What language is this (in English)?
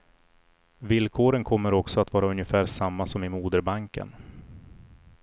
Swedish